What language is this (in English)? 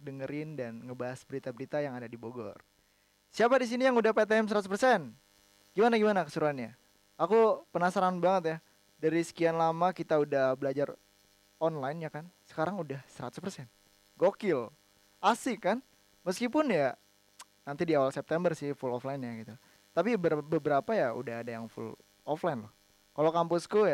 Indonesian